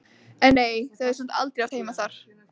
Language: Icelandic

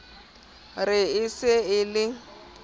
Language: Southern Sotho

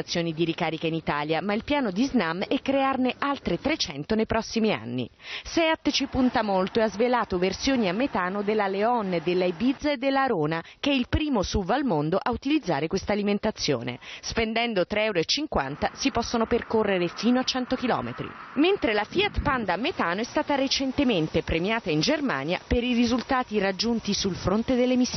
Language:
Italian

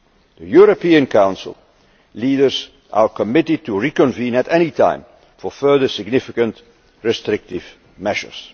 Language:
English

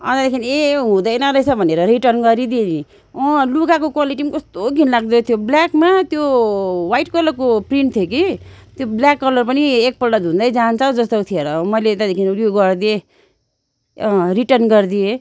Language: Nepali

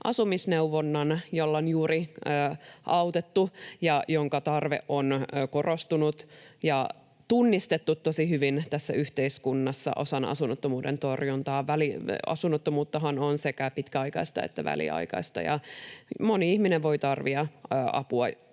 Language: Finnish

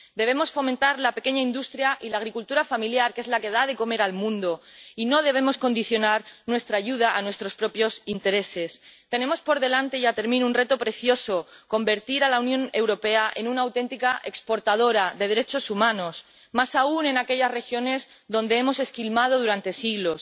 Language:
Spanish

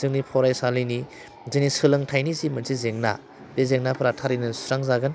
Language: Bodo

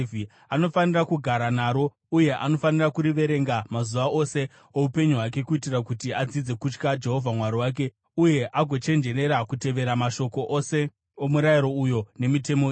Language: Shona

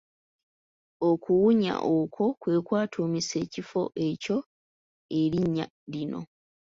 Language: Ganda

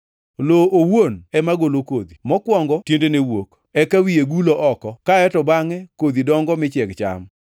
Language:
Luo (Kenya and Tanzania)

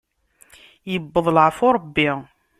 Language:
Kabyle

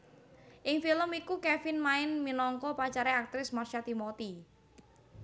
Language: Javanese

